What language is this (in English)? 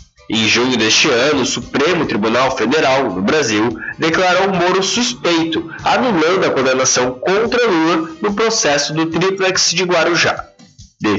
Portuguese